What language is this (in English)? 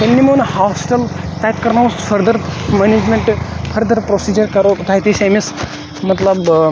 Kashmiri